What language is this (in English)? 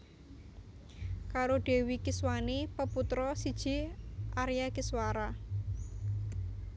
Javanese